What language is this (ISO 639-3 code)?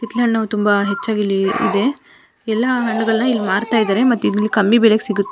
kan